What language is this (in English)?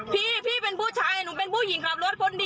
Thai